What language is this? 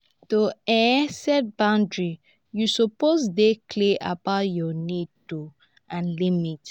Nigerian Pidgin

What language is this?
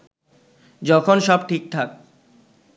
Bangla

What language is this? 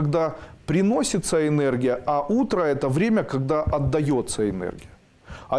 Russian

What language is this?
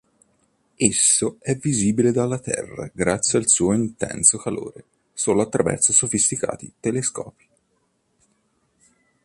Italian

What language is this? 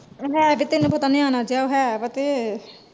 Punjabi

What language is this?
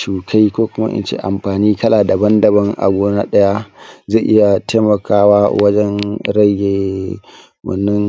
Hausa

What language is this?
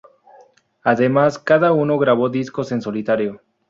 Spanish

